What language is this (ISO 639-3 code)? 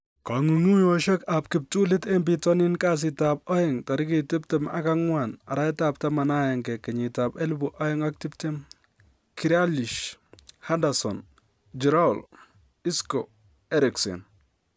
kln